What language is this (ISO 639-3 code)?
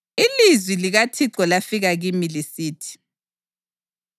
nde